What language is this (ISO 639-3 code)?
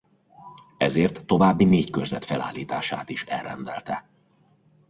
hun